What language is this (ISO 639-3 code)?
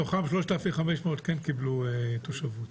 heb